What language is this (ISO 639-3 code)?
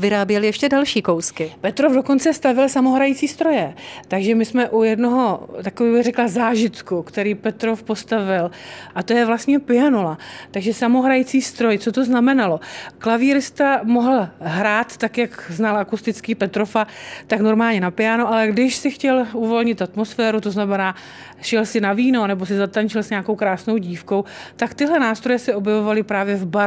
ces